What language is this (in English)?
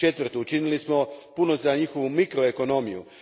Croatian